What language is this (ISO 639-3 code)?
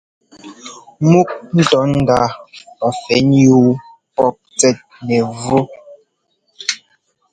jgo